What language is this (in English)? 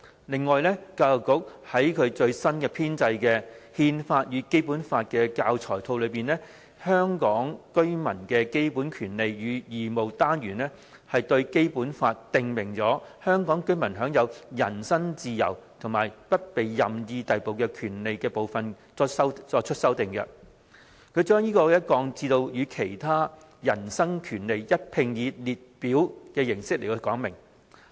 Cantonese